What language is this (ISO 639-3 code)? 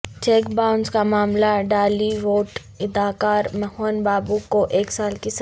urd